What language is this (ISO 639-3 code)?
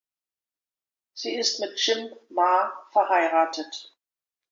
deu